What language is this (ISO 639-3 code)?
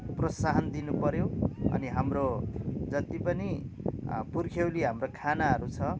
nep